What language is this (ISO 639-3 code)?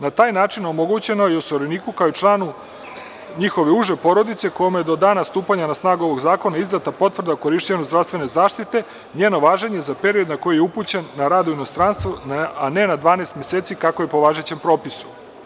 srp